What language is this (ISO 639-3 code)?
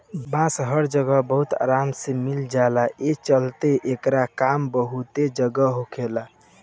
bho